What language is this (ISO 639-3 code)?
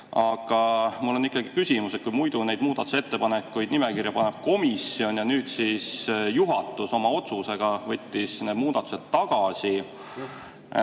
est